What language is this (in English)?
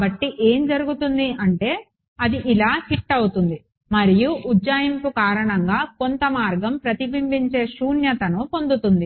Telugu